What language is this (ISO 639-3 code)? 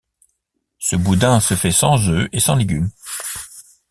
fra